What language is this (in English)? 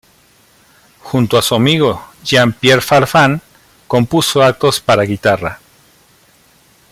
Spanish